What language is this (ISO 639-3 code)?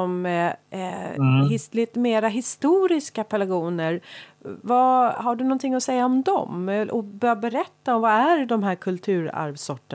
swe